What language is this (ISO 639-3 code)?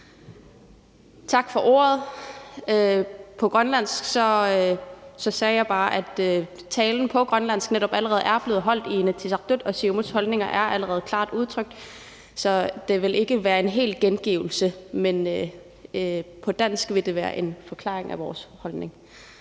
dan